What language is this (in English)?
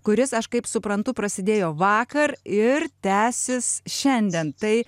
Lithuanian